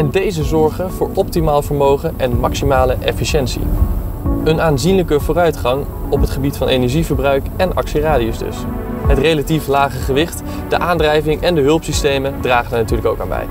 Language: Dutch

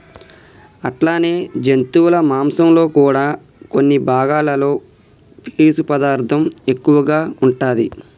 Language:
Telugu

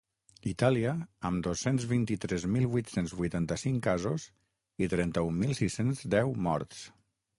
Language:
Catalan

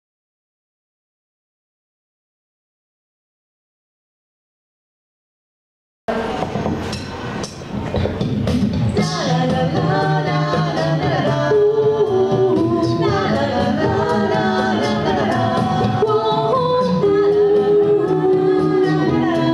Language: Ukrainian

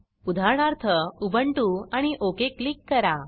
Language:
Marathi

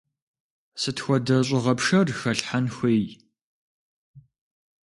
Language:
Kabardian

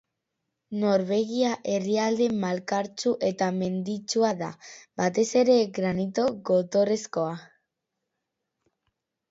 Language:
Basque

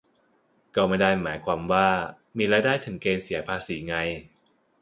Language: Thai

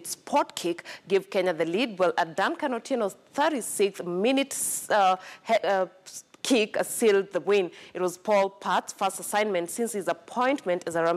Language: English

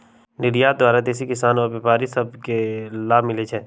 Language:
Magahi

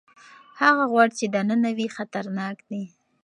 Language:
Pashto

